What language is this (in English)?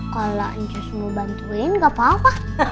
Indonesian